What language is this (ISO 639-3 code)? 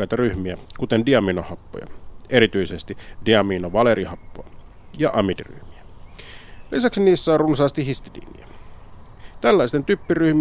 fin